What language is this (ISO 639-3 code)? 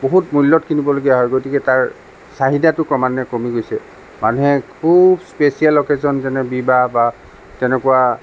asm